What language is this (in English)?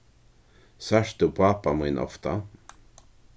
Faroese